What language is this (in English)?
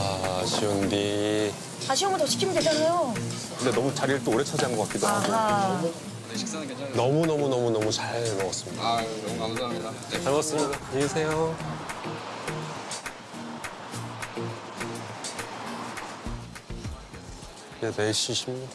Korean